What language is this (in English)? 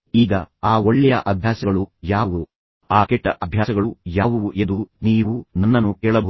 Kannada